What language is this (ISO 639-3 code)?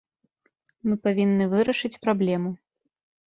bel